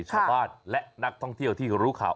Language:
Thai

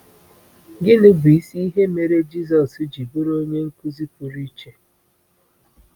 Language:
Igbo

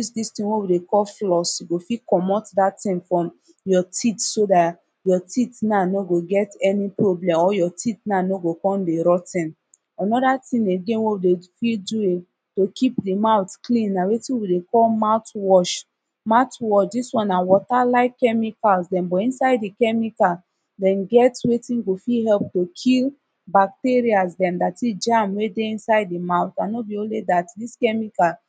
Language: Nigerian Pidgin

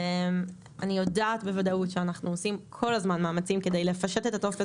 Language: Hebrew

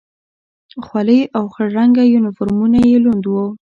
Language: Pashto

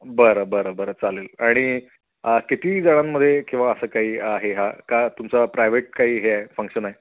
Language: Marathi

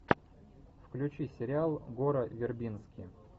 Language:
Russian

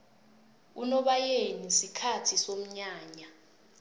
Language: South Ndebele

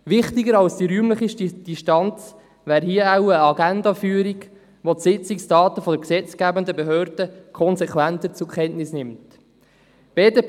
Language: Swiss German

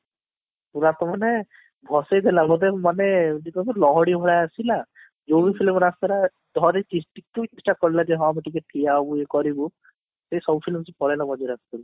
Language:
Odia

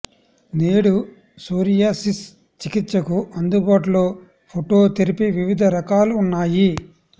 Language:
Telugu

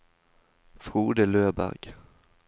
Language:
Norwegian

